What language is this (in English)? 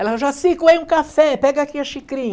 Portuguese